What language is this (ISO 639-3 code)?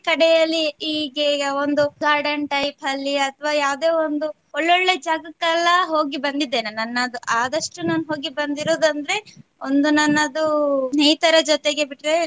kan